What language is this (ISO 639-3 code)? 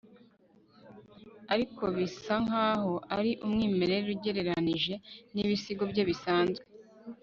kin